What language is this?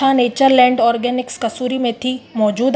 Sindhi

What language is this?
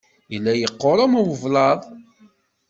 Kabyle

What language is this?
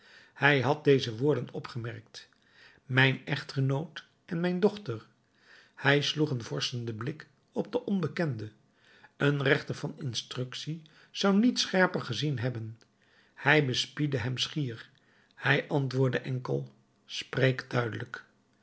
Dutch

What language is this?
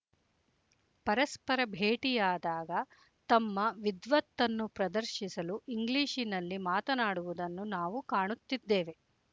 Kannada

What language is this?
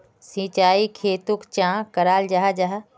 Magahi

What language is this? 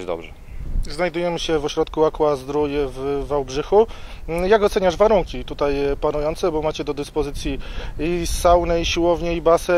Polish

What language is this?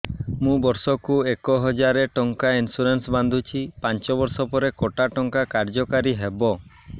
Odia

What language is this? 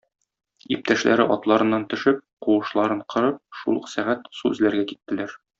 Tatar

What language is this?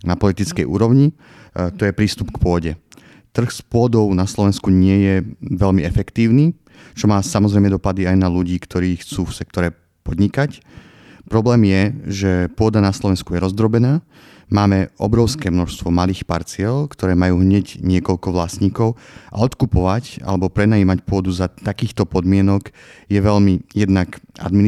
Slovak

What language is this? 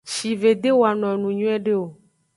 Aja (Benin)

